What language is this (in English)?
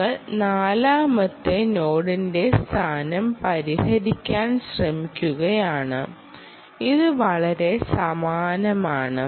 Malayalam